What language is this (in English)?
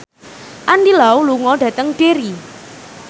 Javanese